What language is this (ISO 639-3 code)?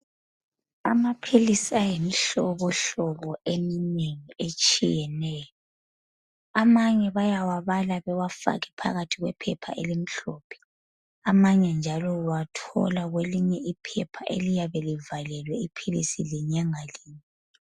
nde